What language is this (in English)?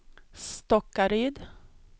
Swedish